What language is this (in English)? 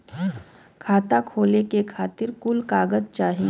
Bhojpuri